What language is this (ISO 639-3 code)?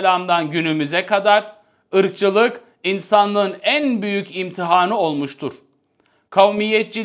tur